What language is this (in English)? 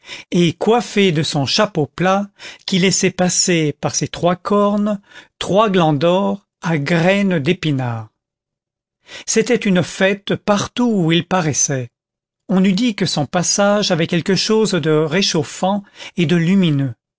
French